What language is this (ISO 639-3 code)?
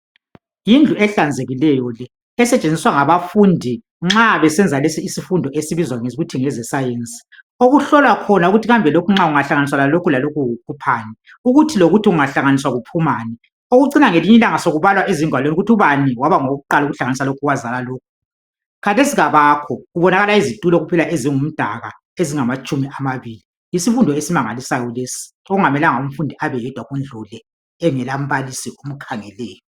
nde